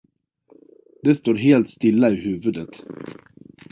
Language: Swedish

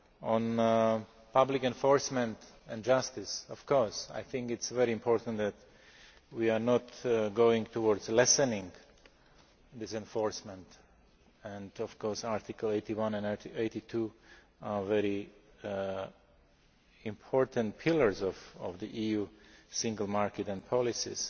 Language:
English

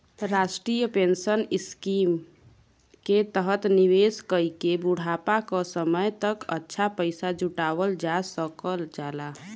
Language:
Bhojpuri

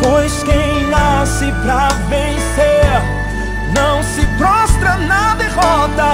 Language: Portuguese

